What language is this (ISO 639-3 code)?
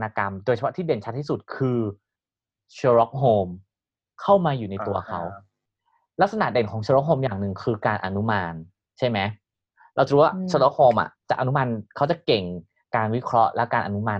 tha